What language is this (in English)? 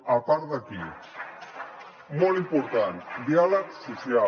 Catalan